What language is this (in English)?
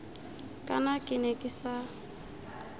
Tswana